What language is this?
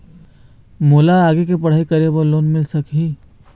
Chhattisgarhi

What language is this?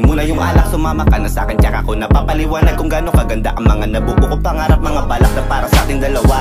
Russian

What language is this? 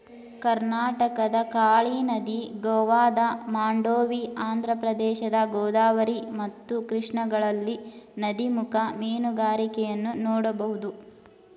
Kannada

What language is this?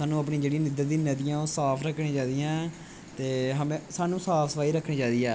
Dogri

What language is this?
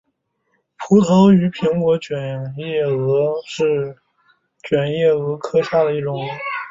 Chinese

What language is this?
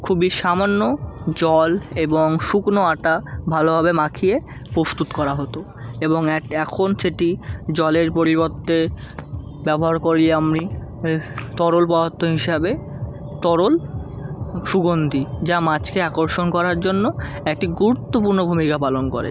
Bangla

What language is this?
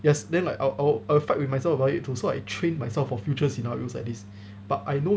English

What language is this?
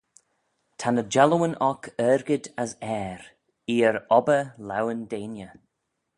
Manx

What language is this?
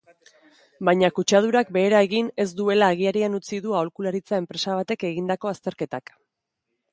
Basque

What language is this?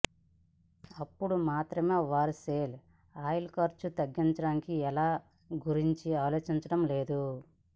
Telugu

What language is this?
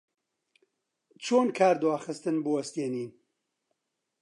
Central Kurdish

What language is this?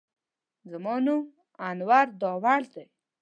Pashto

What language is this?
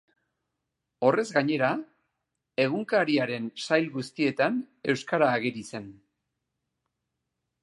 Basque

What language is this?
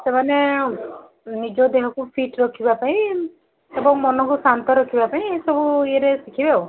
Odia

